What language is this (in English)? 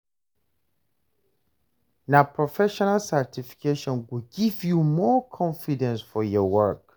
Nigerian Pidgin